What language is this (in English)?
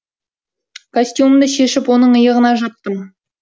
Kazakh